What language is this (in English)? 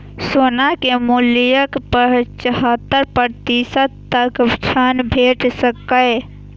Maithili